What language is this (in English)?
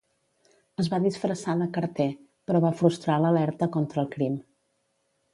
Catalan